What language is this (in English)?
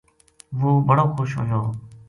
Gujari